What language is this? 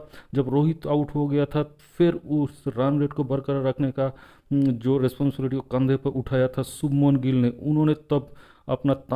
Hindi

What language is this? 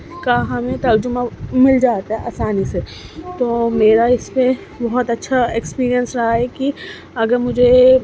Urdu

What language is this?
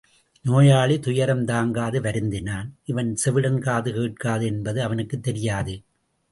Tamil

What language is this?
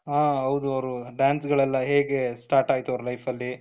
Kannada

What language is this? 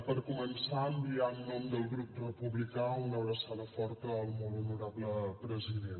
Catalan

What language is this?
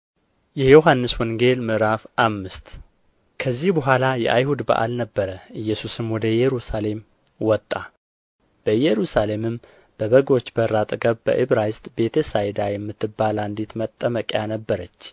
Amharic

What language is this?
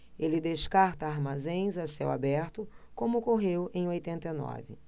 Portuguese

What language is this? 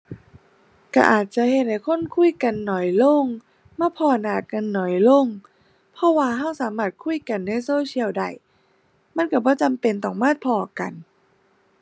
Thai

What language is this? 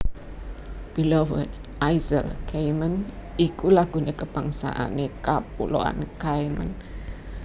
Javanese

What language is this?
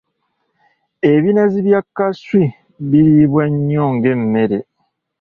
Ganda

